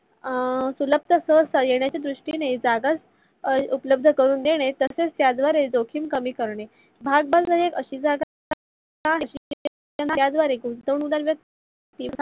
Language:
Marathi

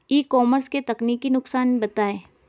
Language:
Hindi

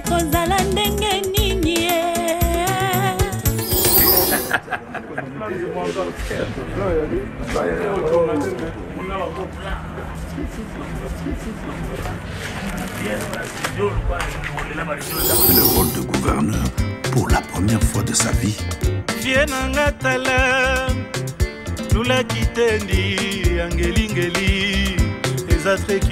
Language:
French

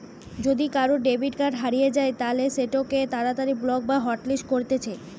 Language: Bangla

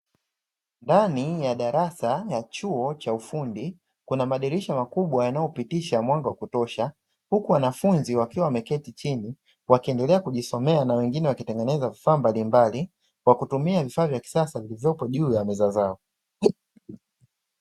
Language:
Swahili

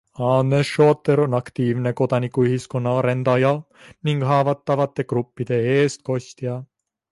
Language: Estonian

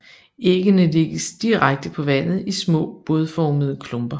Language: Danish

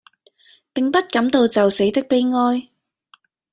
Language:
Cantonese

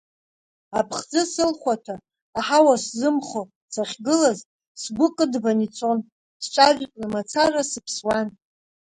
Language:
Abkhazian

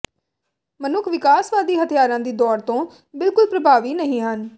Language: Punjabi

